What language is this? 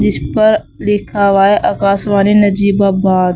Hindi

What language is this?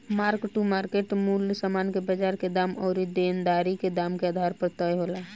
Bhojpuri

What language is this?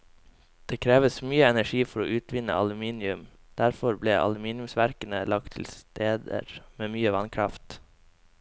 Norwegian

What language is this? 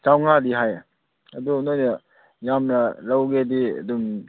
Manipuri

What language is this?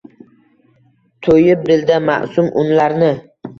Uzbek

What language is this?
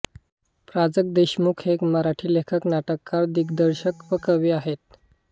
Marathi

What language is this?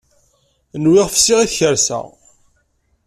Kabyle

